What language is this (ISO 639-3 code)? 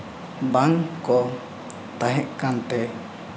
sat